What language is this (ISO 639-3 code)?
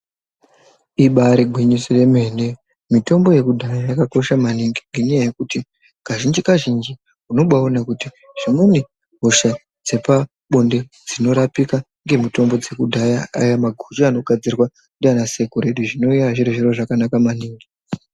ndc